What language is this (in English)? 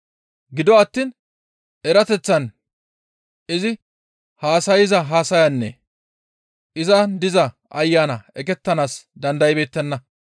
Gamo